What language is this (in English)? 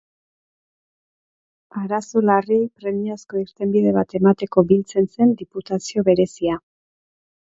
Basque